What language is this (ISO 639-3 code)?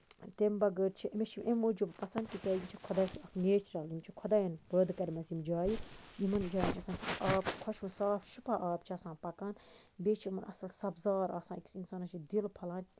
kas